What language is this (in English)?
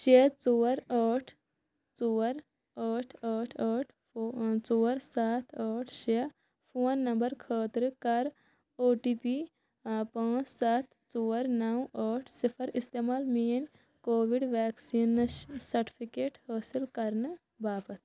Kashmiri